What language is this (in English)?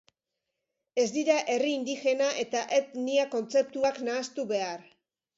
Basque